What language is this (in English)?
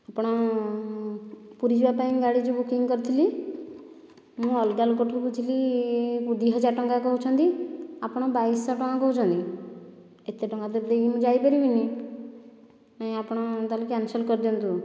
Odia